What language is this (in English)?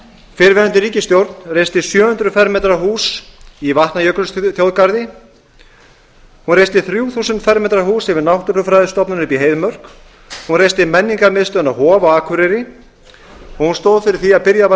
Icelandic